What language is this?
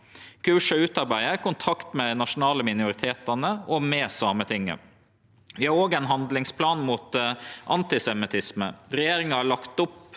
Norwegian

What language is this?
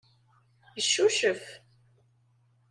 Kabyle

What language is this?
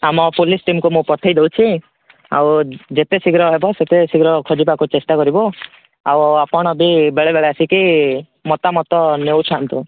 Odia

